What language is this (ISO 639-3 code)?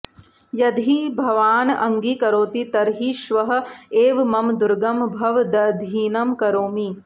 san